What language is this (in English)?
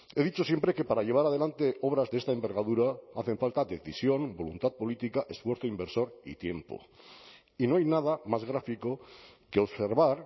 Spanish